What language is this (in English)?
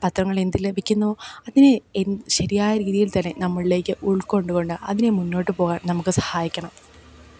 Malayalam